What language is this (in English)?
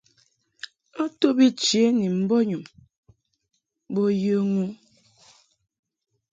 Mungaka